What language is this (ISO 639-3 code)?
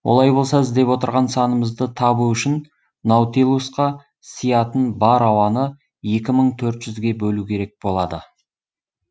kaz